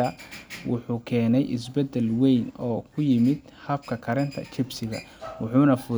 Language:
Somali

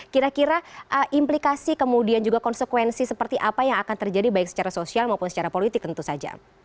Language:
Indonesian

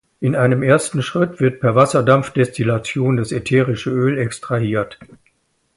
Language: German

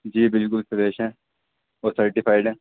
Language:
Urdu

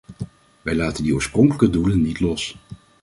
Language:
Dutch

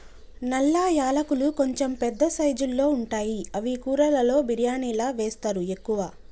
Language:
Telugu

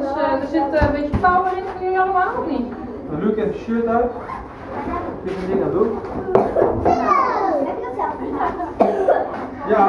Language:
Dutch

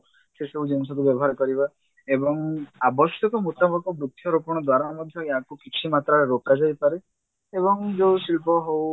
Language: Odia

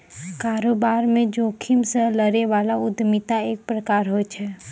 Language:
Maithili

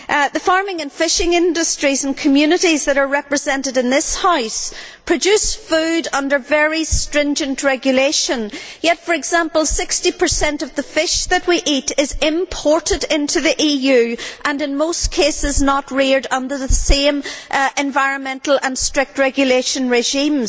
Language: English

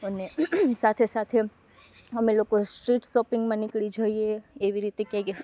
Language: Gujarati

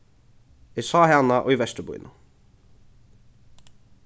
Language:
Faroese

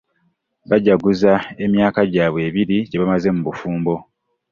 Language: Ganda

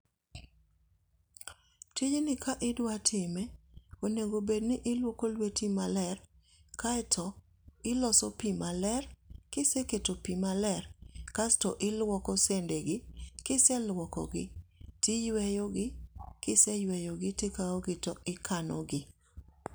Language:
Luo (Kenya and Tanzania)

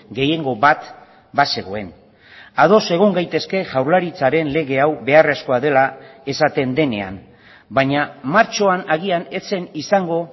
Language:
Basque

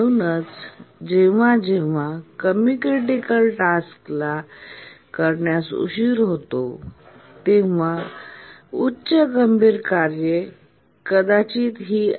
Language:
Marathi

